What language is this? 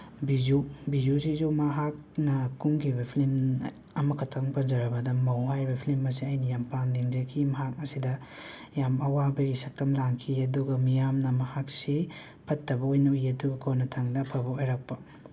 Manipuri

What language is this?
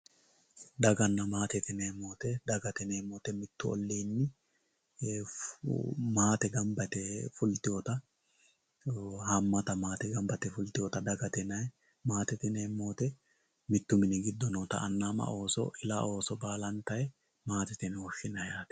Sidamo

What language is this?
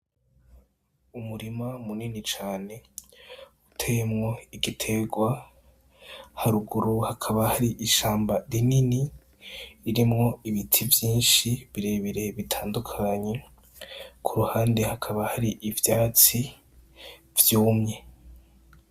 Rundi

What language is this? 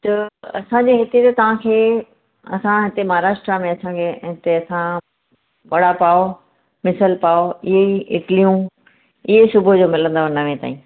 Sindhi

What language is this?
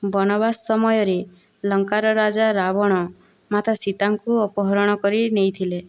Odia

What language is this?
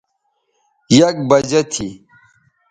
Bateri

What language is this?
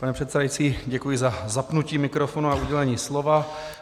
Czech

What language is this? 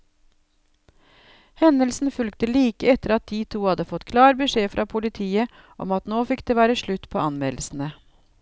Norwegian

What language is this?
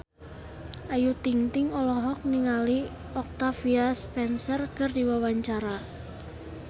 Sundanese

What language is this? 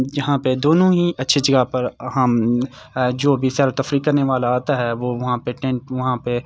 Urdu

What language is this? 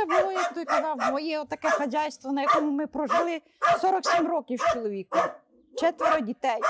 Ukrainian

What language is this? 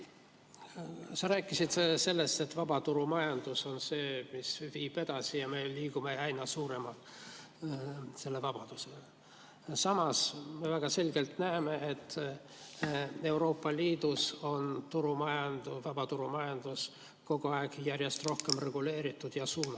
Estonian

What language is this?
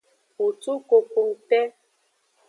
Aja (Benin)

